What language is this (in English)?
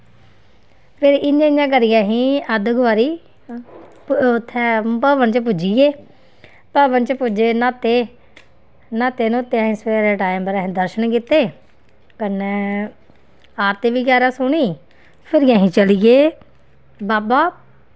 Dogri